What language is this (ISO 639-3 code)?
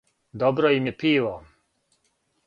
srp